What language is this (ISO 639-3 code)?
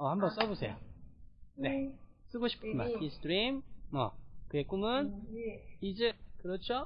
kor